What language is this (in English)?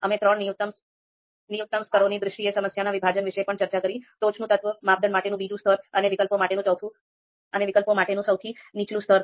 Gujarati